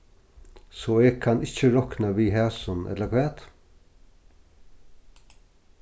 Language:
Faroese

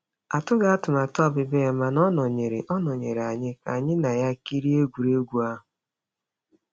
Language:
Igbo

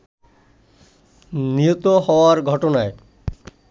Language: Bangla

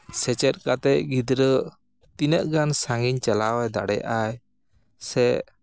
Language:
Santali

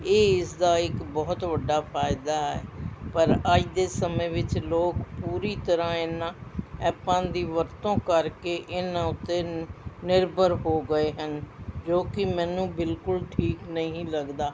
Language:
Punjabi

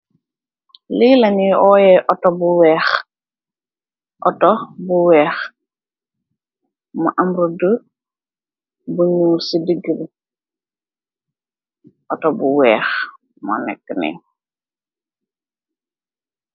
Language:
Wolof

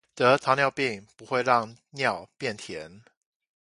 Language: Chinese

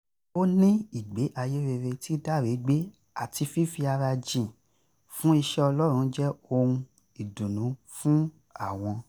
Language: Yoruba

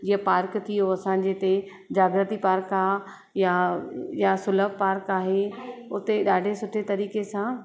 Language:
Sindhi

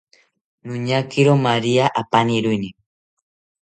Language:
South Ucayali Ashéninka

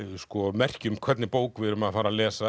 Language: Icelandic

